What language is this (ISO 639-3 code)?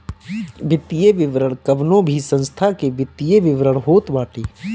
bho